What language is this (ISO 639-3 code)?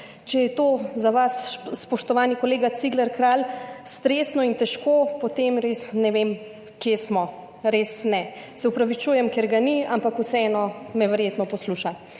slv